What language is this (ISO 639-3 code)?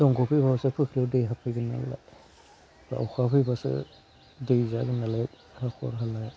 brx